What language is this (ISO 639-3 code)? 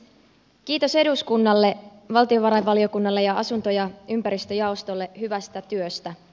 fin